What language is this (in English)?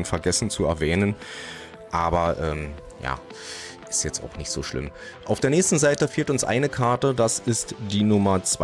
German